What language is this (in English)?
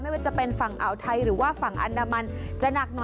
Thai